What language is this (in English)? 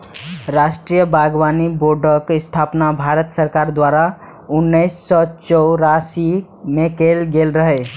Maithili